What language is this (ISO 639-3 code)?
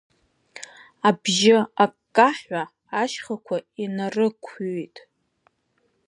abk